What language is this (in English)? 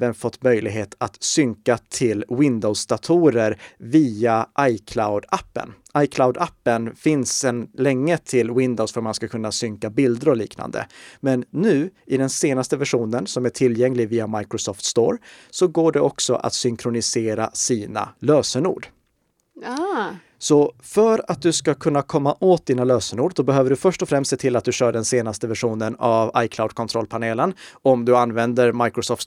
Swedish